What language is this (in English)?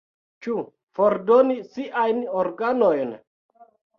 Esperanto